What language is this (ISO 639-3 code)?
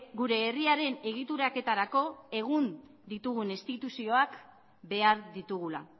eus